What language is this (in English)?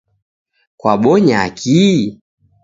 Taita